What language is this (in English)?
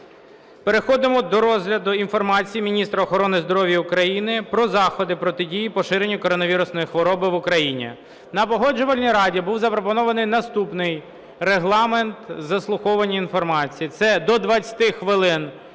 Ukrainian